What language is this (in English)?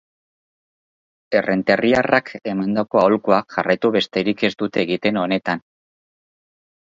Basque